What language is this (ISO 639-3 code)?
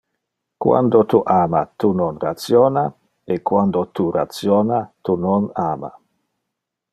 ina